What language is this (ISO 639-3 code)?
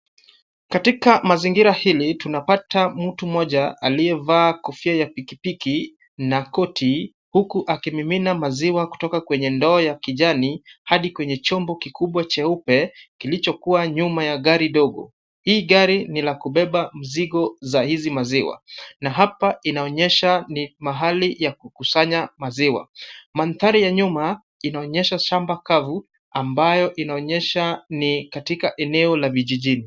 swa